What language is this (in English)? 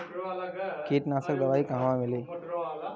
Bhojpuri